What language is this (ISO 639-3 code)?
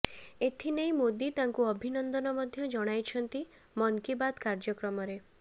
ori